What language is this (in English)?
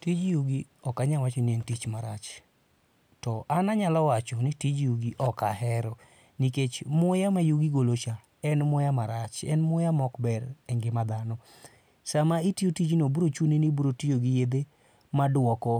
Luo (Kenya and Tanzania)